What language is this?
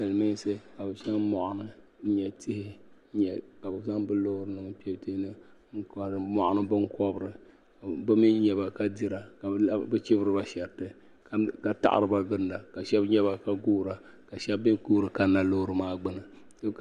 Dagbani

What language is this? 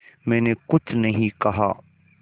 Hindi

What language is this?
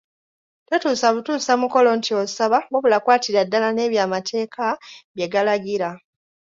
Ganda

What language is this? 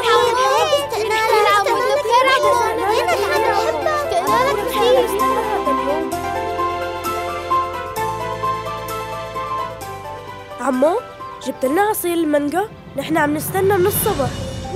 Arabic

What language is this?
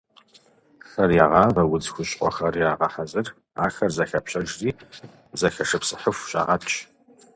Kabardian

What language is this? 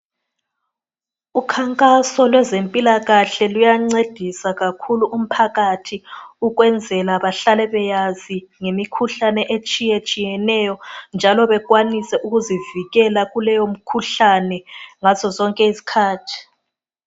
North Ndebele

